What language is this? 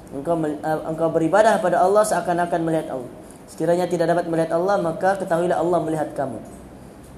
Malay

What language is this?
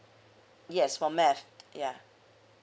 English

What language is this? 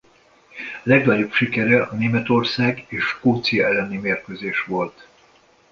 Hungarian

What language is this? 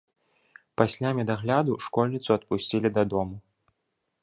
Belarusian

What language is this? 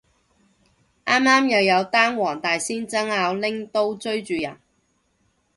Cantonese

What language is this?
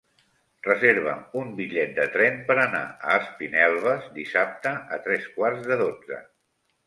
Catalan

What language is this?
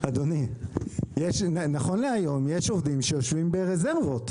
Hebrew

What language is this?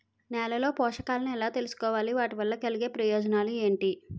Telugu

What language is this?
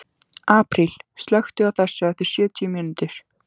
Icelandic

